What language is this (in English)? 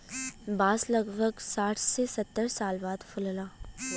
Bhojpuri